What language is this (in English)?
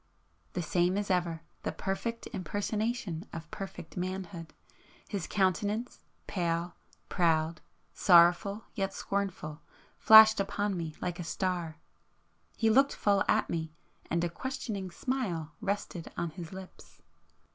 English